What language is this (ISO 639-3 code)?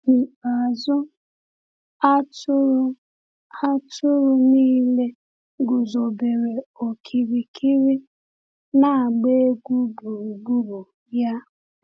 ibo